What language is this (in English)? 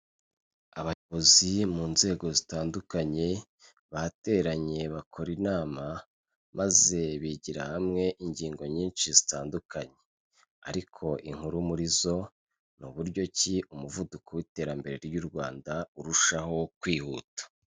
Kinyarwanda